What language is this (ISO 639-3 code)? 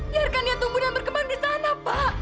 ind